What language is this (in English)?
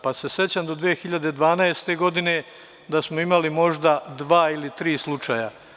Serbian